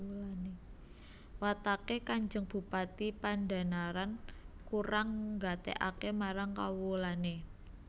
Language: Javanese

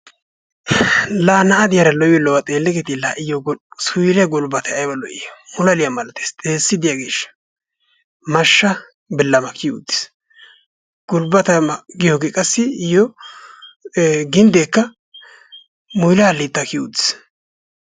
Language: Wolaytta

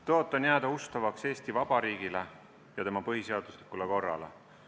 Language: Estonian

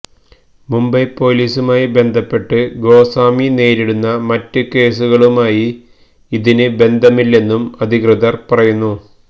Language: Malayalam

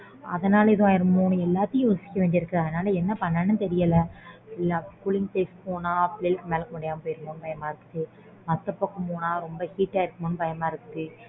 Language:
Tamil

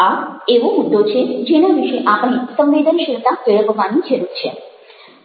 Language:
Gujarati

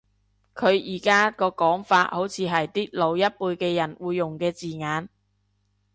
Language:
Cantonese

